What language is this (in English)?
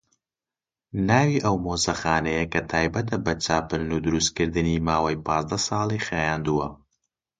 Central Kurdish